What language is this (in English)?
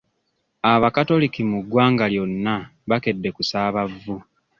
Ganda